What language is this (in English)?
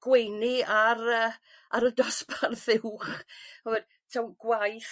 Welsh